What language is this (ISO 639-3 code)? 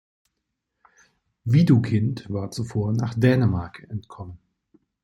deu